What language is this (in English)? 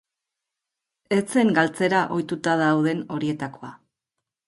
Basque